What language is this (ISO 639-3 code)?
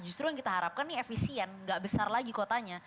ind